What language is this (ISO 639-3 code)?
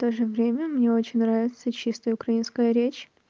rus